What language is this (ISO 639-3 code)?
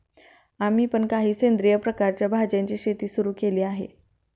mar